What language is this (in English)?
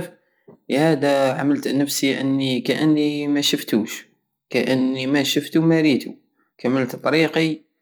Algerian Saharan Arabic